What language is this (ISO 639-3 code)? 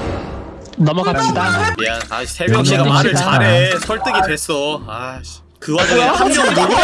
kor